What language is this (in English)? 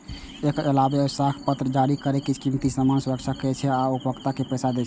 Maithili